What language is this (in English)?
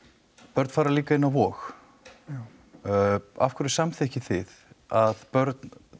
Icelandic